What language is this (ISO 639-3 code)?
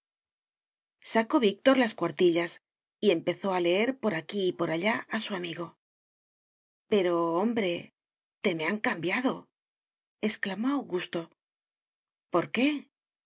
spa